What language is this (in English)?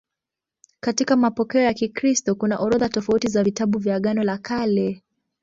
Swahili